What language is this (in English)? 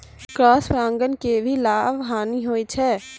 Maithili